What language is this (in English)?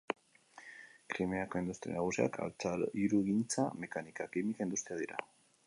Basque